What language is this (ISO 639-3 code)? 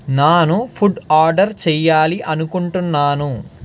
tel